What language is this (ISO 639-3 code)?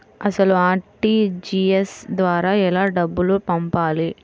tel